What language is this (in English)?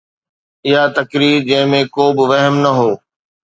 Sindhi